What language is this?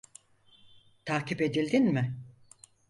Turkish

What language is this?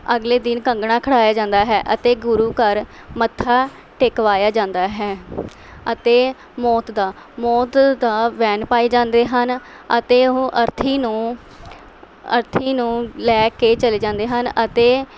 Punjabi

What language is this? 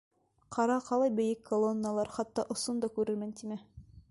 Bashkir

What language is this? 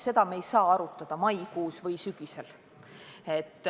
Estonian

